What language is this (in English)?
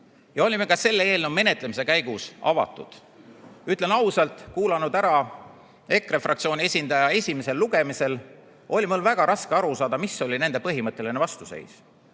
Estonian